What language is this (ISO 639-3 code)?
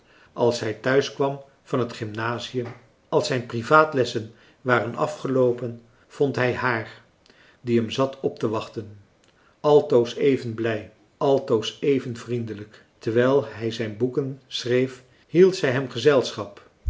nld